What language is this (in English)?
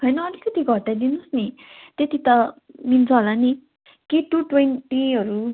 Nepali